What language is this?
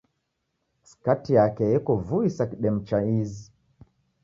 Taita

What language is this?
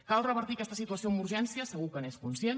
Catalan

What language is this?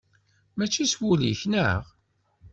Kabyle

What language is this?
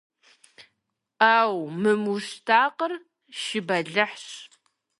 Kabardian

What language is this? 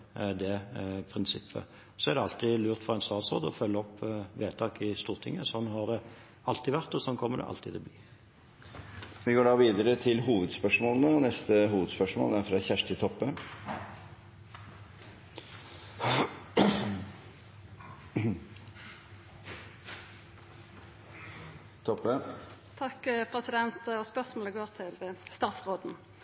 Norwegian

